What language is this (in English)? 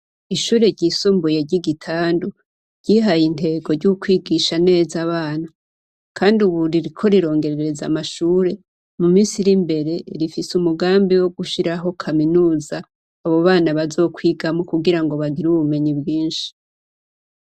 Rundi